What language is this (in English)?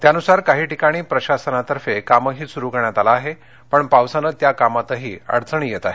Marathi